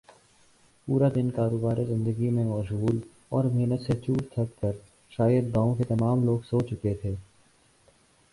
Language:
Urdu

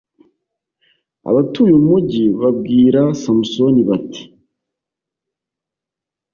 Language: Kinyarwanda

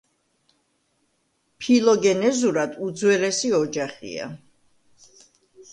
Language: Georgian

